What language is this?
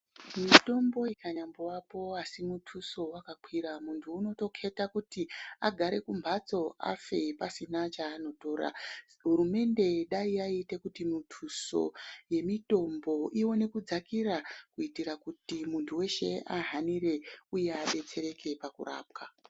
Ndau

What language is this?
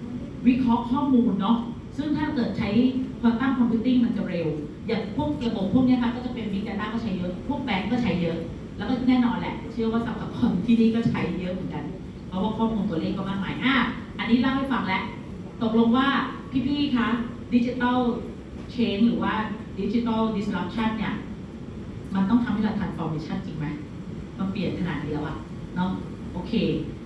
Thai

